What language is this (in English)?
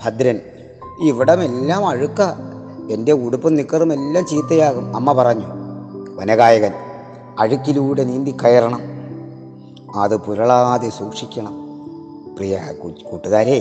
Malayalam